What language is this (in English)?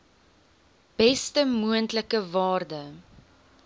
Afrikaans